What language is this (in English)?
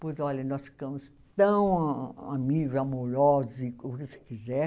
Portuguese